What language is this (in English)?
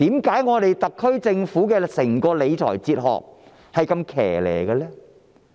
Cantonese